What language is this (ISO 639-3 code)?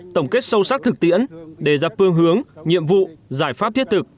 vie